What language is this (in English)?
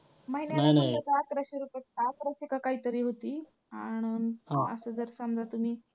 Marathi